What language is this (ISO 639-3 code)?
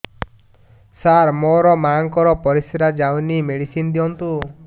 ori